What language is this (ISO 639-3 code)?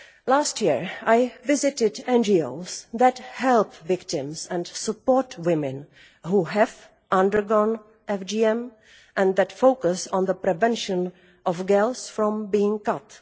eng